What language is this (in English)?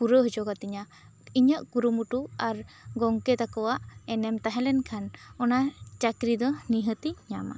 Santali